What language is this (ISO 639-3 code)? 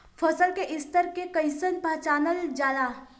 bho